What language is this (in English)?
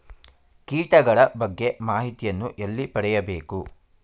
Kannada